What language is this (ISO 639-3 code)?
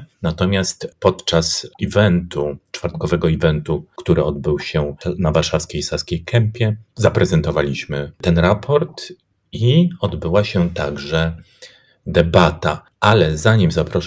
pol